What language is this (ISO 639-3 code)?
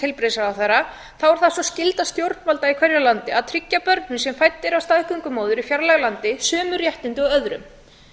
isl